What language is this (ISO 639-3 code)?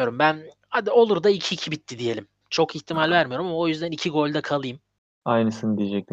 tur